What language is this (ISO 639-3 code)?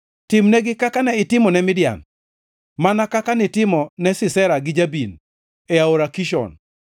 luo